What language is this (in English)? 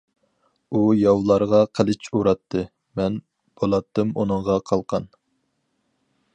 Uyghur